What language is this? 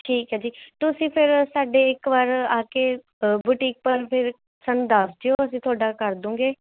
Punjabi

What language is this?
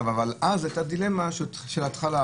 Hebrew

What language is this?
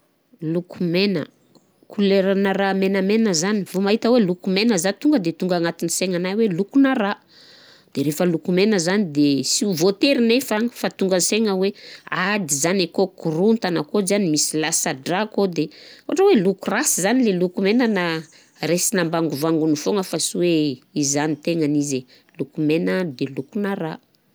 Southern Betsimisaraka Malagasy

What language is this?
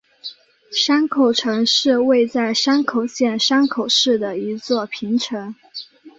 Chinese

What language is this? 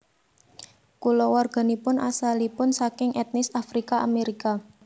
Javanese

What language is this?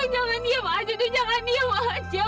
Indonesian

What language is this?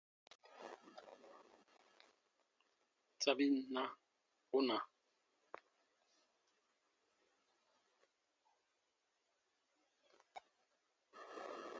Baatonum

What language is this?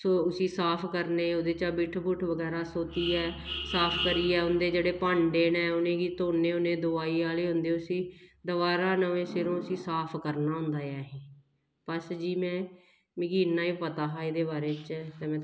Dogri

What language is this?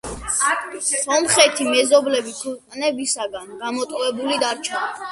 Georgian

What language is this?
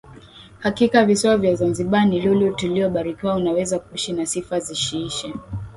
Swahili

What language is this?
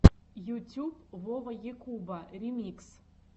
Russian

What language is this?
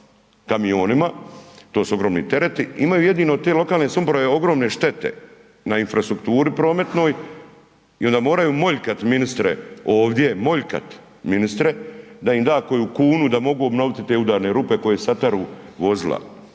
Croatian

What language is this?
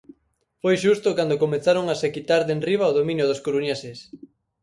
Galician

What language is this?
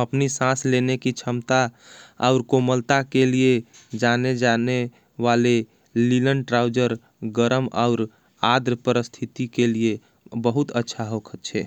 Angika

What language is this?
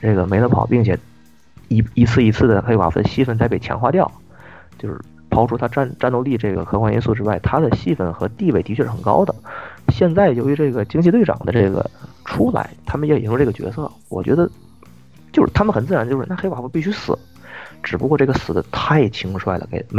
Chinese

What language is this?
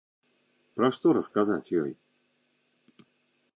Belarusian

